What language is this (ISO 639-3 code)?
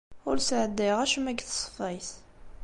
kab